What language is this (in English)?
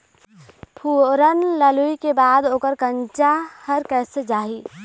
Chhattisgarhi